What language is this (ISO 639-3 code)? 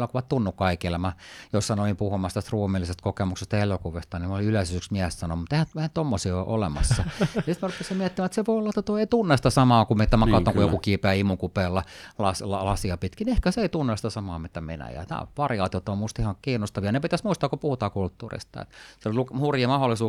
fin